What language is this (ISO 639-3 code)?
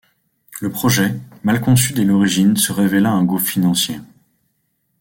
fra